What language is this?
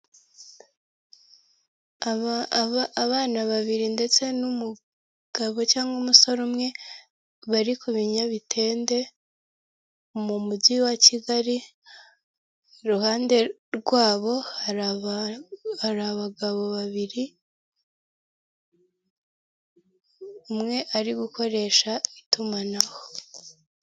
Kinyarwanda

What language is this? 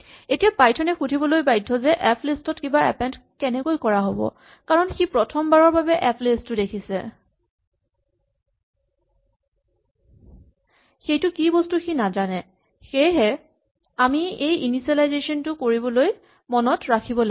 Assamese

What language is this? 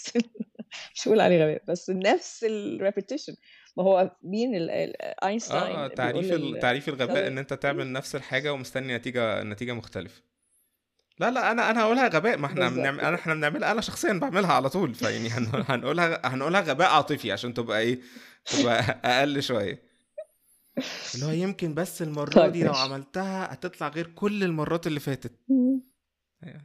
Arabic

